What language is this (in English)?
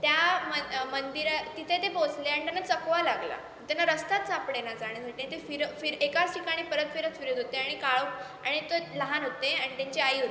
Marathi